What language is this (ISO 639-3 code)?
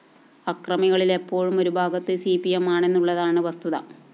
mal